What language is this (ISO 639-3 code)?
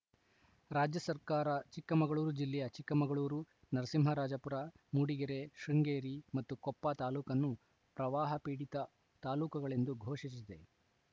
kan